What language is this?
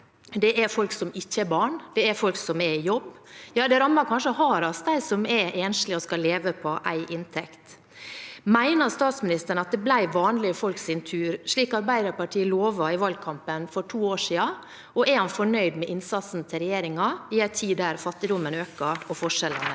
Norwegian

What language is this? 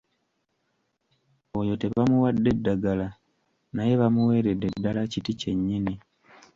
Ganda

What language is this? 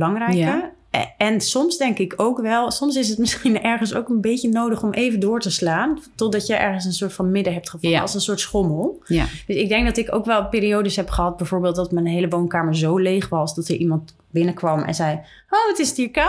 Dutch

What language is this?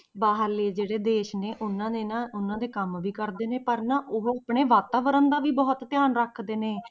Punjabi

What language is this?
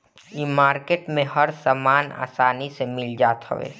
Bhojpuri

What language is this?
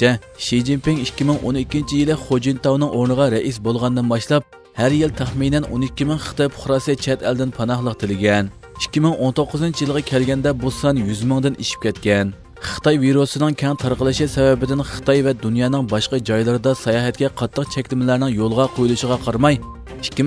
Turkish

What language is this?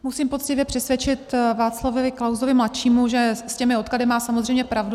Czech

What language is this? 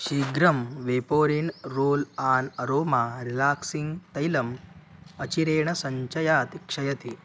Sanskrit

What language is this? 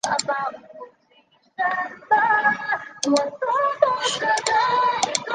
Chinese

